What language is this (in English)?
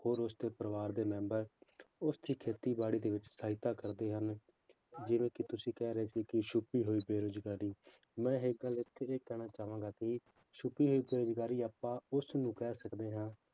Punjabi